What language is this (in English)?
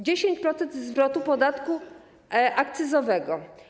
Polish